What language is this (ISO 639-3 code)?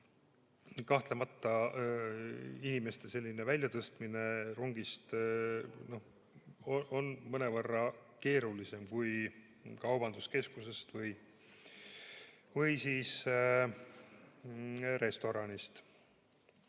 est